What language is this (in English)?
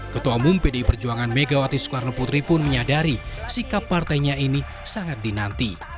Indonesian